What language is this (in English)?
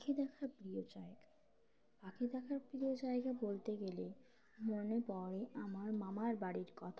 Bangla